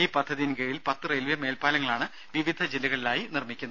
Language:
Malayalam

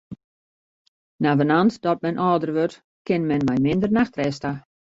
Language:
Western Frisian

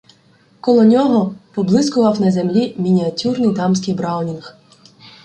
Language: Ukrainian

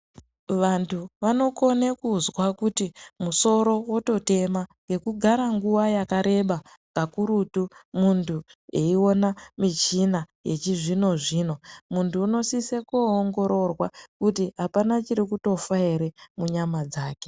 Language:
Ndau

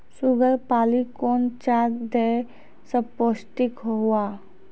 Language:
Maithili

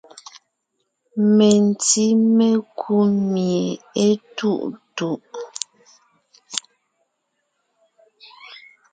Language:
Ngiemboon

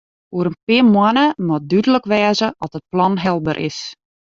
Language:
Western Frisian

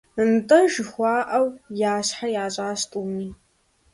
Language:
Kabardian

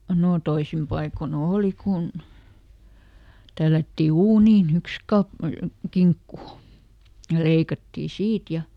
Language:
Finnish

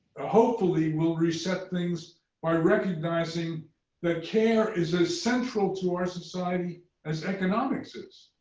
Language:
English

